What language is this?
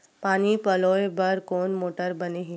Chhattisgarhi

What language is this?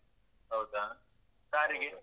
Kannada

